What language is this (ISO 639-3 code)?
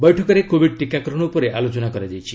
ori